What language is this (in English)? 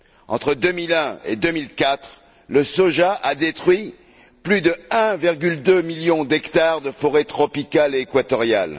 French